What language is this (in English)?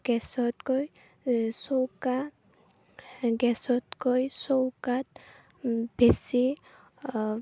Assamese